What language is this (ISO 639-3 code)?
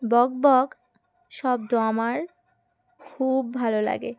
ben